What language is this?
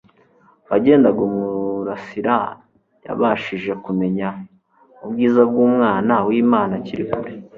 Kinyarwanda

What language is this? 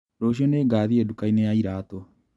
Kikuyu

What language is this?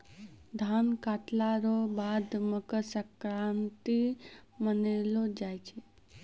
Maithili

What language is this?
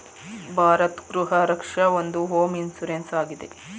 Kannada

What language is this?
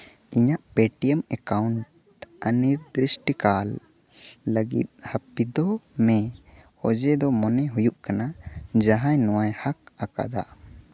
Santali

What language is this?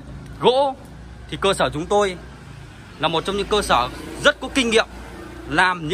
Vietnamese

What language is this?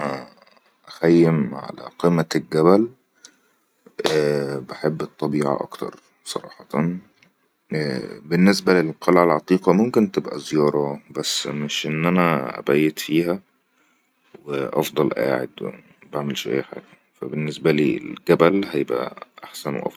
Egyptian Arabic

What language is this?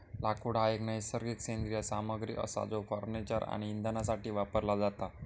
Marathi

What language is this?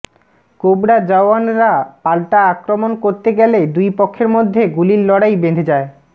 Bangla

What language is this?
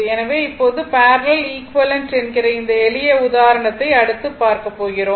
Tamil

